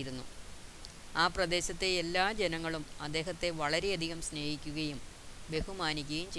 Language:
Malayalam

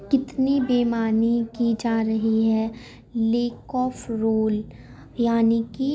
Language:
Urdu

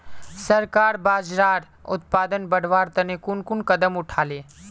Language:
Magahi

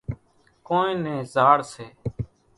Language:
Kachi Koli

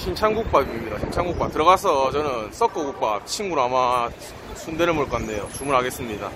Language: Korean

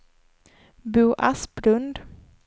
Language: Swedish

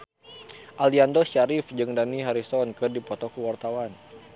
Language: Sundanese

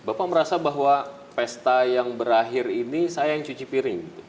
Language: Indonesian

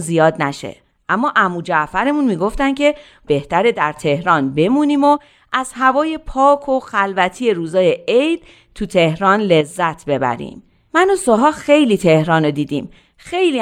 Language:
Persian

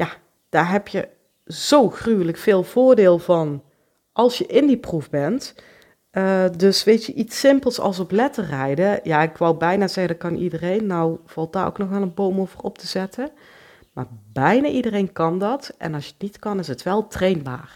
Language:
Dutch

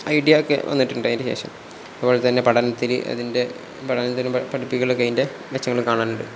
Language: Malayalam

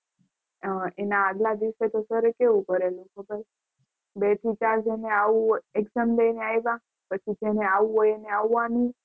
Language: Gujarati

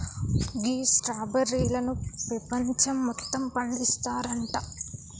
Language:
Telugu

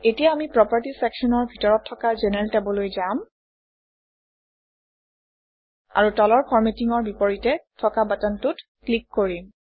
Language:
Assamese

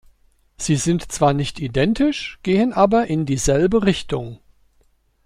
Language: German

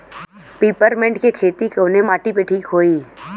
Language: Bhojpuri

